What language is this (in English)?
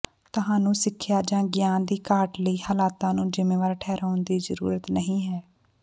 Punjabi